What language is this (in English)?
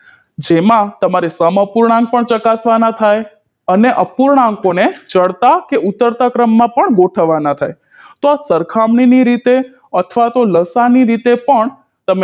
Gujarati